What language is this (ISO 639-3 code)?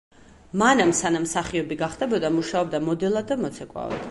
kat